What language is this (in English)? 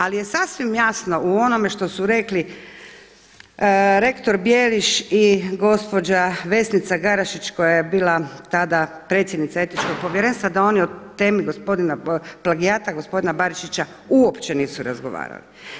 Croatian